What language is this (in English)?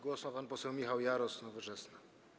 Polish